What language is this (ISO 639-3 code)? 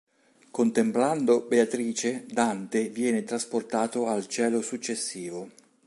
ita